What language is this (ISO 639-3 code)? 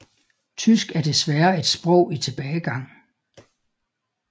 dan